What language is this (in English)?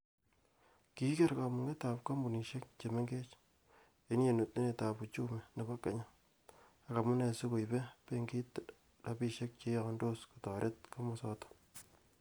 Kalenjin